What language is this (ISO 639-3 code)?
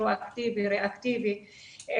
heb